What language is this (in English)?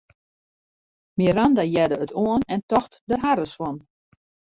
Western Frisian